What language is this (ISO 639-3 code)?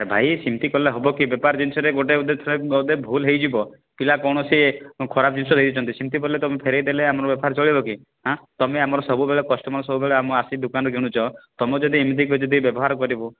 ori